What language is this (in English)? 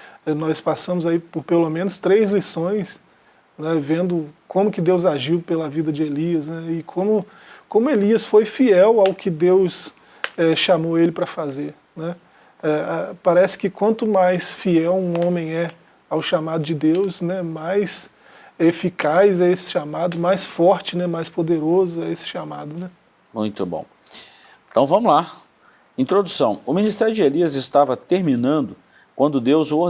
Portuguese